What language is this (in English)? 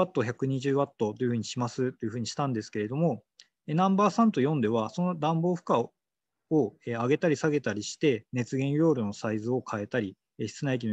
Japanese